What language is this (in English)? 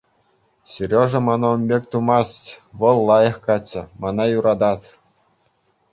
Chuvash